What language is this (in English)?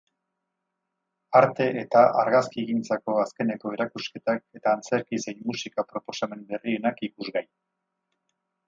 Basque